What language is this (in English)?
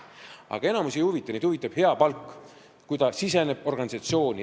Estonian